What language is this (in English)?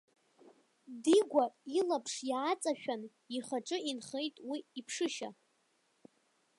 Abkhazian